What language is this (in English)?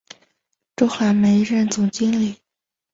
Chinese